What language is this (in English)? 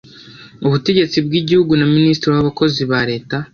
Kinyarwanda